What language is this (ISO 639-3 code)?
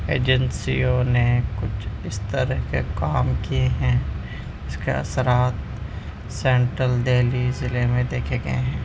urd